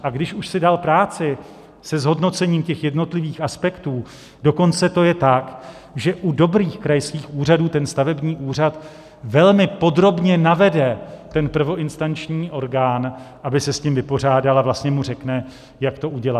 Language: Czech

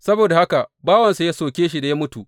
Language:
Hausa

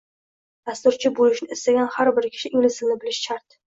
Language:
Uzbek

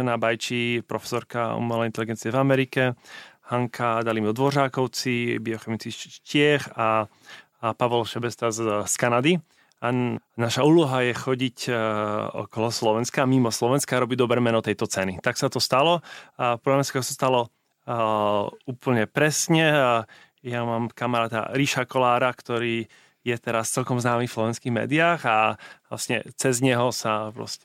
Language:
Slovak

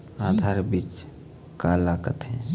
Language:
Chhattisgarhi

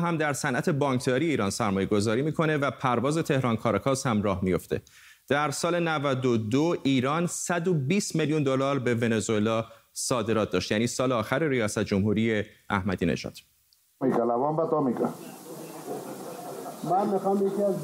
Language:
Persian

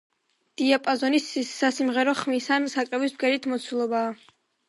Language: Georgian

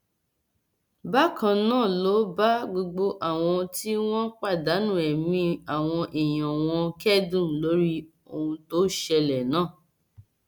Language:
Yoruba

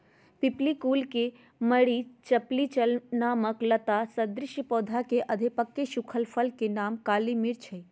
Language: Magahi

